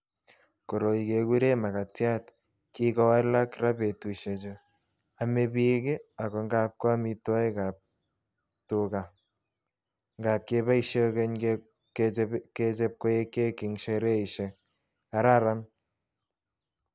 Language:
Kalenjin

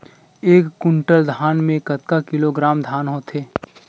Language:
Chhattisgarhi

